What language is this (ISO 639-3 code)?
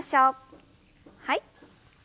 jpn